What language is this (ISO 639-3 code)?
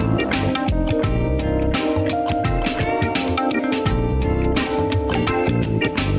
pol